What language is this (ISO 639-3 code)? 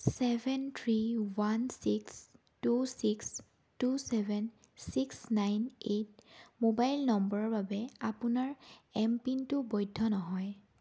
asm